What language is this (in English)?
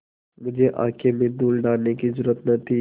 Hindi